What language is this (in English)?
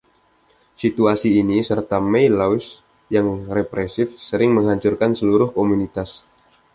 Indonesian